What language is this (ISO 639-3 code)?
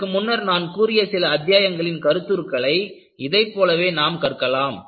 tam